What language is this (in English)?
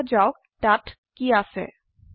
Assamese